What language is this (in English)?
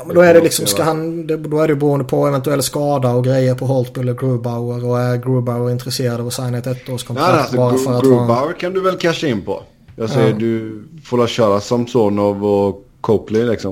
Swedish